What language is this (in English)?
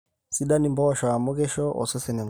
Masai